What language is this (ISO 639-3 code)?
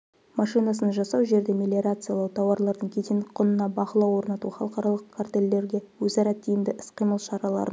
kaz